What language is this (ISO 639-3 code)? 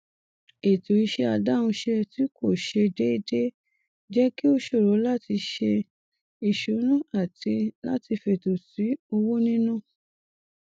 yor